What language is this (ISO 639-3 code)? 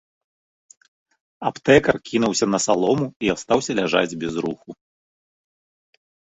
bel